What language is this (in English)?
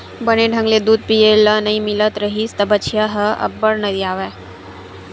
Chhattisgarhi